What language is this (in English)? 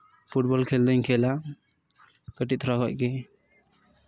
Santali